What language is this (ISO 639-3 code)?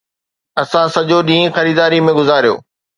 snd